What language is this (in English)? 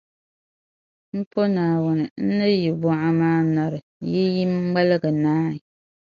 Dagbani